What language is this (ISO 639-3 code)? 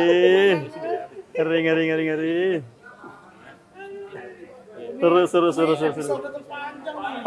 ind